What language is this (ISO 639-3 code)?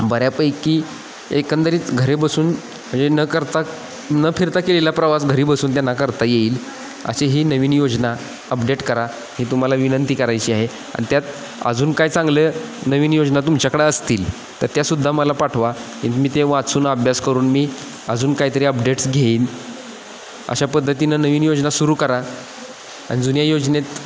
mar